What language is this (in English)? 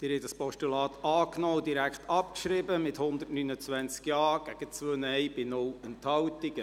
Swiss German